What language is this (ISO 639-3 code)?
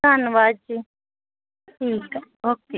pan